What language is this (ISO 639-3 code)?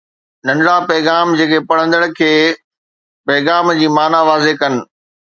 snd